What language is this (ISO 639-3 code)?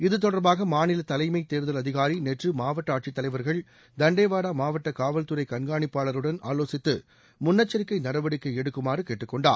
tam